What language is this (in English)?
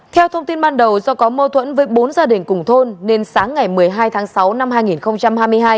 Vietnamese